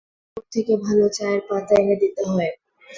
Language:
Bangla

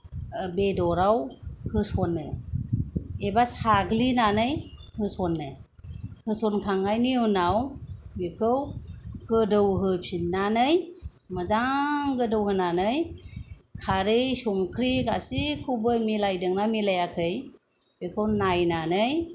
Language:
Bodo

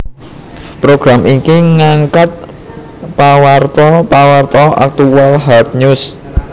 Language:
Javanese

